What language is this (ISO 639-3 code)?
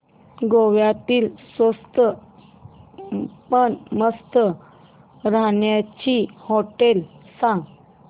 mar